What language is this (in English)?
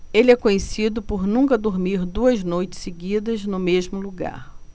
Portuguese